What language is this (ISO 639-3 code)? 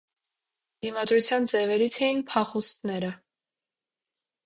hye